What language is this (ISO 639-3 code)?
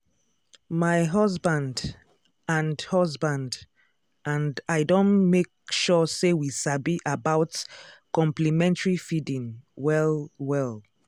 pcm